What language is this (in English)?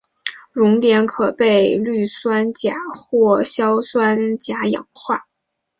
Chinese